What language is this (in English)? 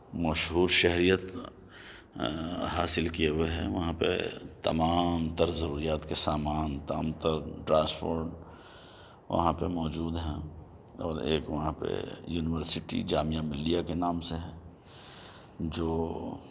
Urdu